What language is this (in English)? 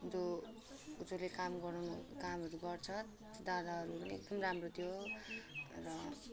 Nepali